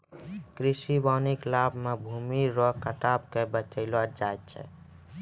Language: Maithili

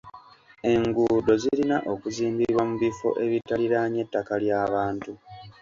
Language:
Ganda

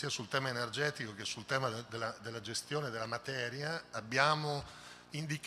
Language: Italian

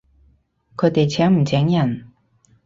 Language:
Cantonese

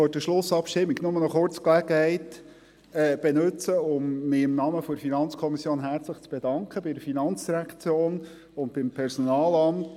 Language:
Swiss German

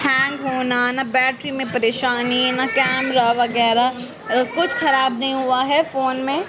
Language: Urdu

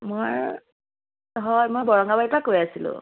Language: Assamese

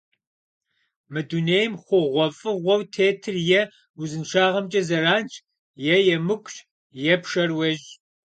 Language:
Kabardian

